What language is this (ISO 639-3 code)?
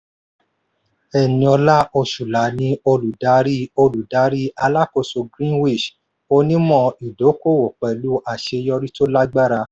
yor